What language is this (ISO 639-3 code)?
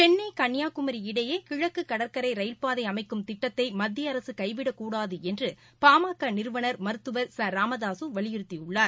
tam